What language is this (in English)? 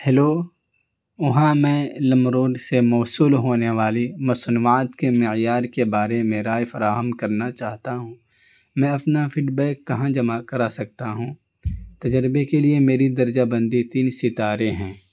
Urdu